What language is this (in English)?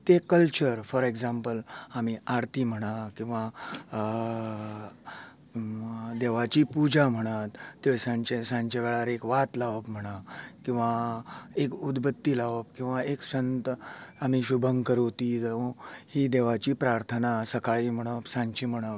Konkani